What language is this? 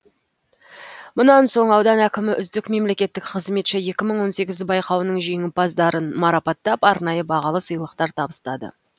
Kazakh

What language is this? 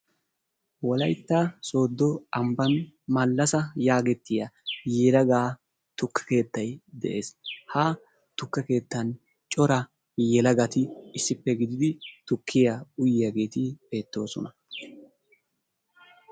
Wolaytta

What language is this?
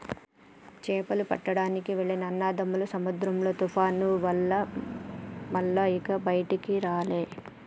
Telugu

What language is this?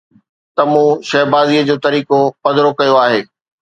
Sindhi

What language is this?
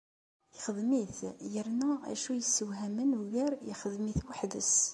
Kabyle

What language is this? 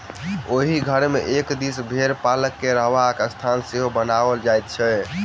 Maithili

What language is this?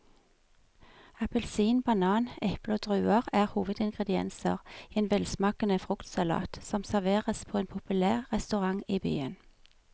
Norwegian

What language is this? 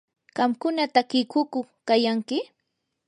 Yanahuanca Pasco Quechua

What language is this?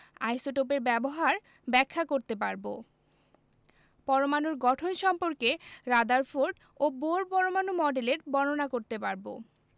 Bangla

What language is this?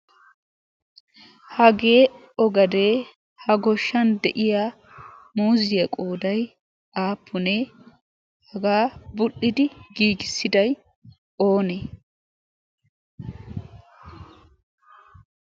Wolaytta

